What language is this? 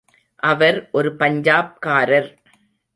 Tamil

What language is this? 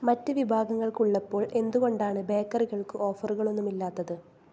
Malayalam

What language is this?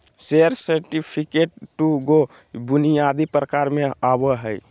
Magahi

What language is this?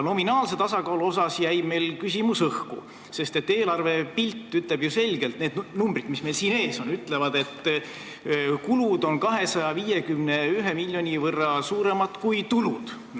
Estonian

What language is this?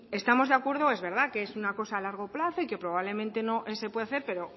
Spanish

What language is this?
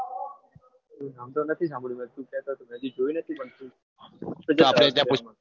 Gujarati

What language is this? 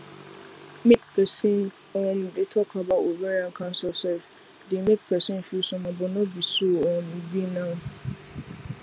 Nigerian Pidgin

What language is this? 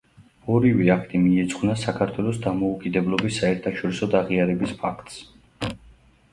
Georgian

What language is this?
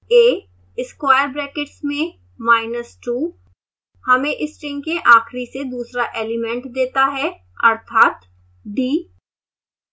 Hindi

